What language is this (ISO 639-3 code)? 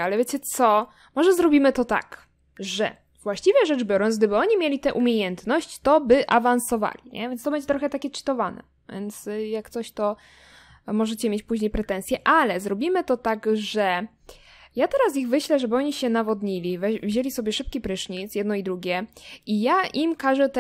pol